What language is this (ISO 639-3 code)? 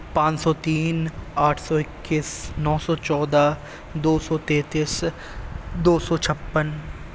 urd